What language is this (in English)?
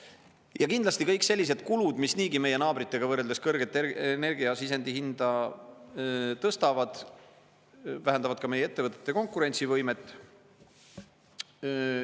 Estonian